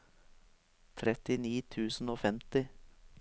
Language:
Norwegian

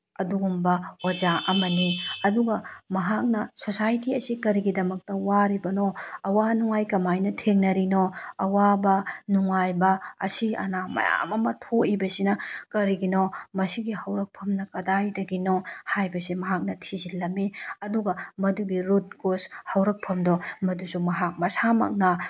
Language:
Manipuri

